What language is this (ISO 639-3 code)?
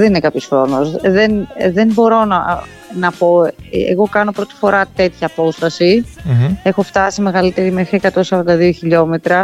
ell